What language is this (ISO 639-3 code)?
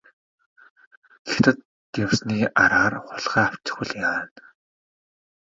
mon